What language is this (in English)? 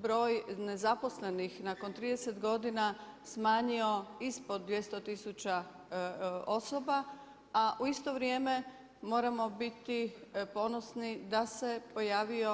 Croatian